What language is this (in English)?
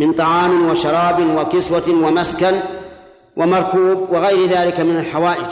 Arabic